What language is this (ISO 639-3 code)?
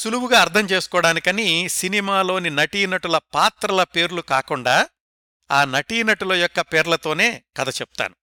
tel